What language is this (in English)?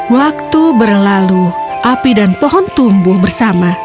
Indonesian